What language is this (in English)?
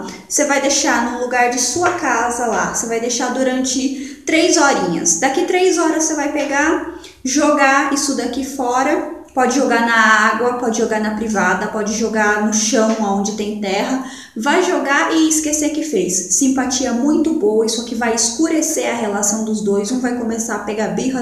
Portuguese